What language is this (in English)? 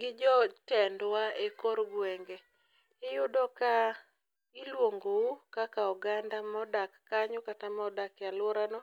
Luo (Kenya and Tanzania)